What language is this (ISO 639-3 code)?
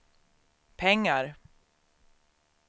swe